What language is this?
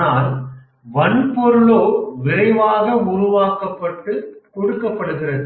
Tamil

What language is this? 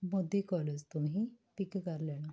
Punjabi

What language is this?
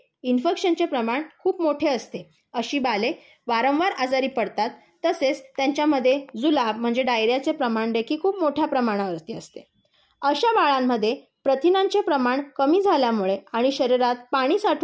Marathi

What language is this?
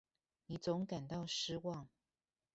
Chinese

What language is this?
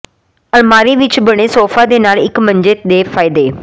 Punjabi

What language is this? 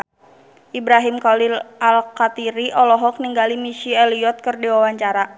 Sundanese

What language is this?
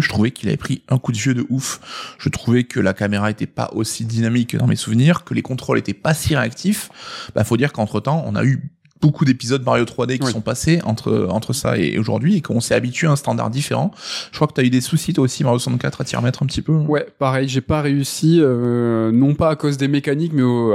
French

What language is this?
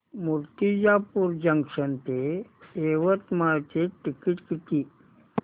Marathi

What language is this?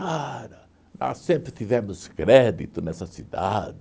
Portuguese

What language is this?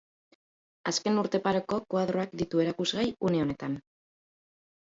Basque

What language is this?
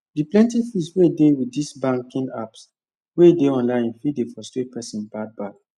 Nigerian Pidgin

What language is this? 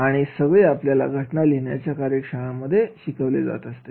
Marathi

